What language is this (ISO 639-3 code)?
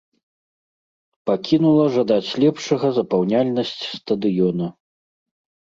bel